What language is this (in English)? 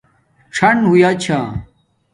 Domaaki